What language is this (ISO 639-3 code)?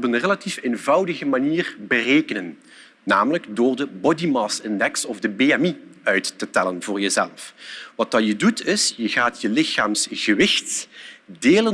nld